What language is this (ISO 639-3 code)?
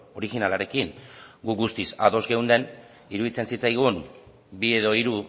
eus